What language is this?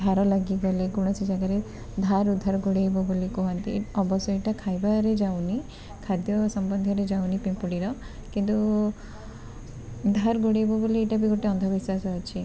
Odia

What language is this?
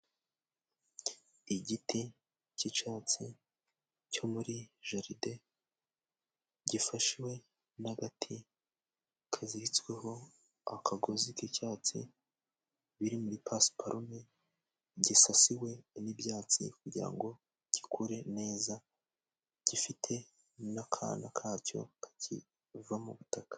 Kinyarwanda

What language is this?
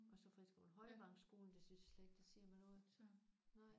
Danish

